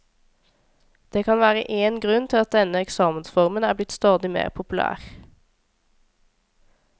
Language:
Norwegian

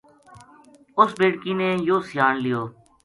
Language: Gujari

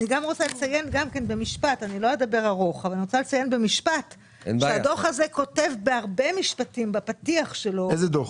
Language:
Hebrew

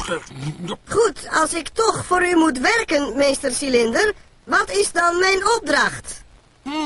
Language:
Dutch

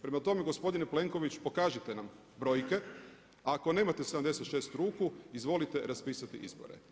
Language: Croatian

